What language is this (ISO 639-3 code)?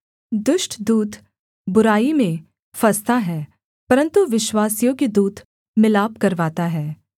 hin